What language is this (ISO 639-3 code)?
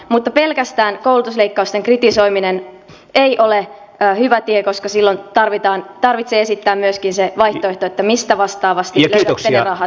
fin